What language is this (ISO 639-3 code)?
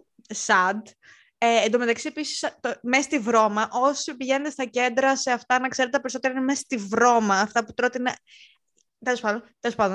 ell